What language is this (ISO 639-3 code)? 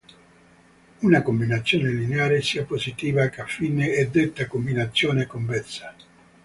ita